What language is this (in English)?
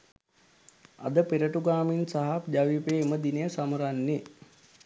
Sinhala